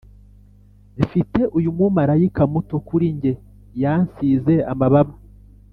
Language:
Kinyarwanda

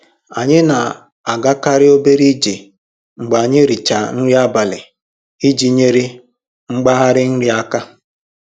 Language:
Igbo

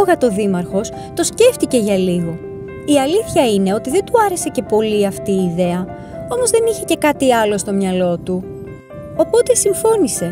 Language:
Greek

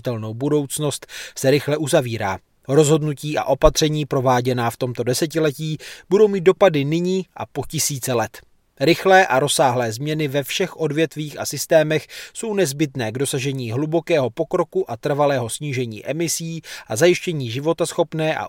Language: Czech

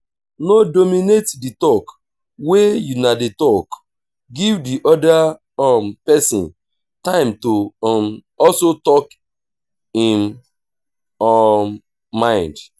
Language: Nigerian Pidgin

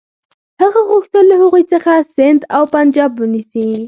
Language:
Pashto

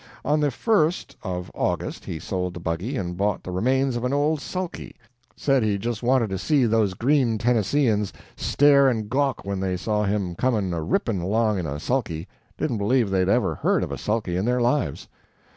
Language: English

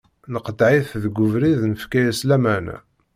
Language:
Kabyle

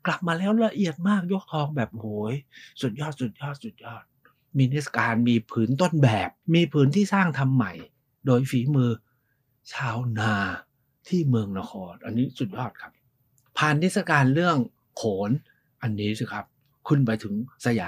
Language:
Thai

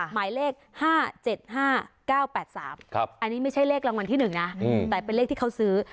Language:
Thai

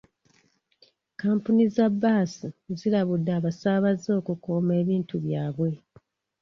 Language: Ganda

